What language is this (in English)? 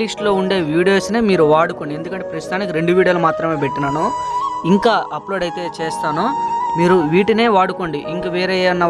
Telugu